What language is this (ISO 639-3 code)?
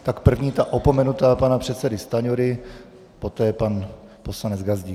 ces